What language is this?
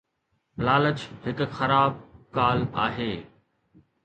Sindhi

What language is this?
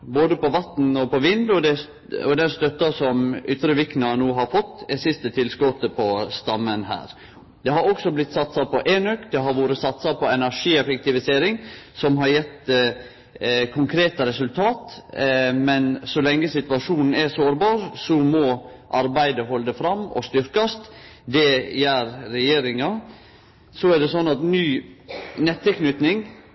Norwegian Nynorsk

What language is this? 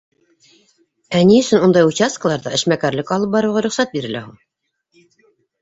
Bashkir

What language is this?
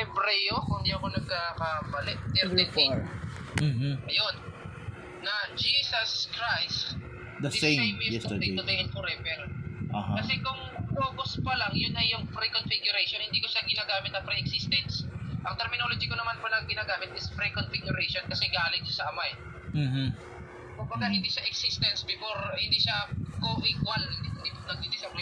Filipino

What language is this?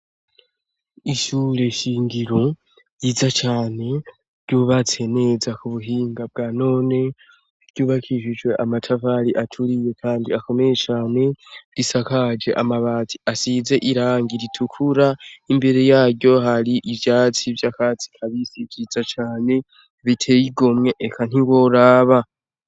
Rundi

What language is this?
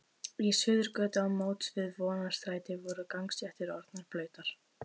Icelandic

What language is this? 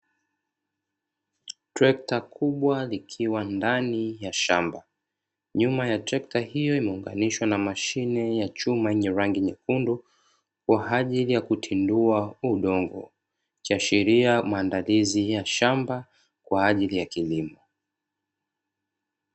Swahili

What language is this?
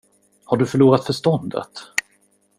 Swedish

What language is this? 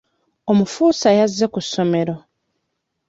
Ganda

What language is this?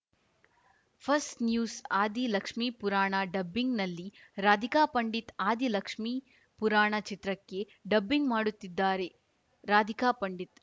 Kannada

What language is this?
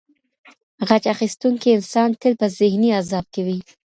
Pashto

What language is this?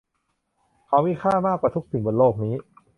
Thai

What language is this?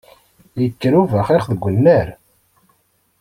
Kabyle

